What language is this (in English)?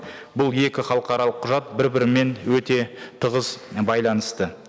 Kazakh